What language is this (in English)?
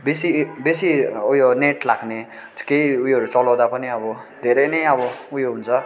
Nepali